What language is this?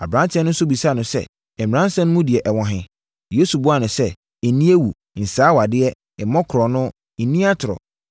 Akan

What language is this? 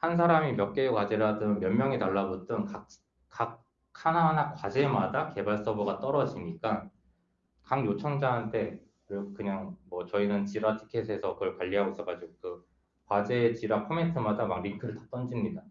Korean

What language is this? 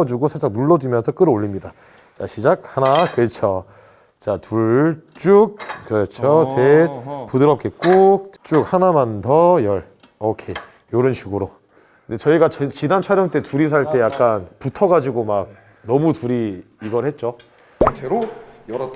Korean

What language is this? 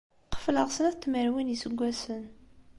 Kabyle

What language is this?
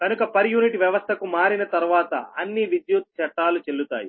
Telugu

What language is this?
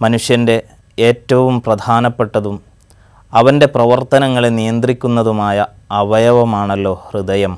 Malayalam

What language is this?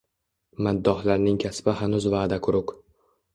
Uzbek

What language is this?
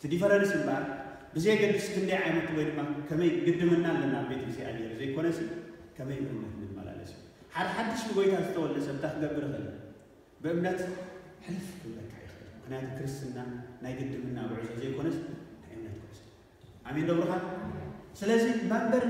Arabic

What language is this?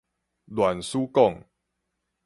Min Nan Chinese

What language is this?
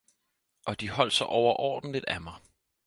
Danish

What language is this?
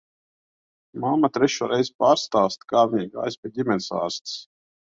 Latvian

